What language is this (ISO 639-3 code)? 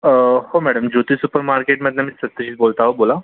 mar